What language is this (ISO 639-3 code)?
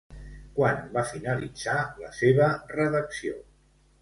cat